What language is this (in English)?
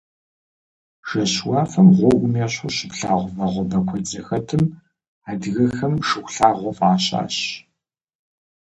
Kabardian